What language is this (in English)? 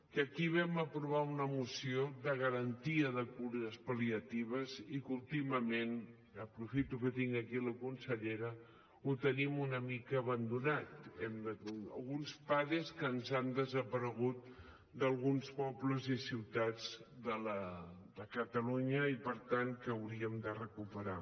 Catalan